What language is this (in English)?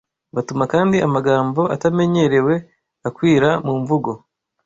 Kinyarwanda